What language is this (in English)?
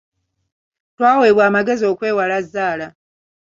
Ganda